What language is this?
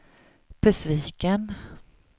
Swedish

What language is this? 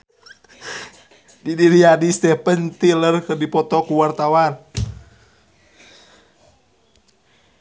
Sundanese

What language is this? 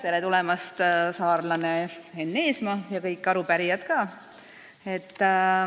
Estonian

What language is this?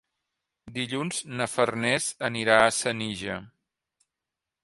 Catalan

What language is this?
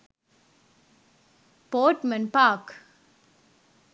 Sinhala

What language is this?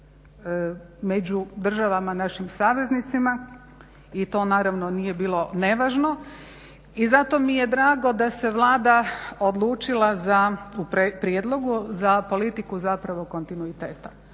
Croatian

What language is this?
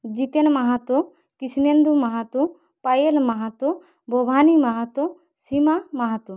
Bangla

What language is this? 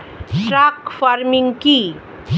Bangla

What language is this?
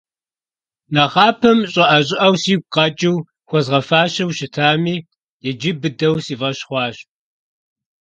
Kabardian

